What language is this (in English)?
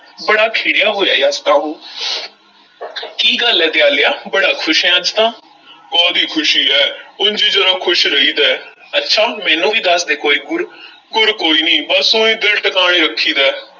Punjabi